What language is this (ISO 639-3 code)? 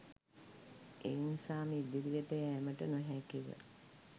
sin